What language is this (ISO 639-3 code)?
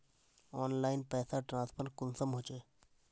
mag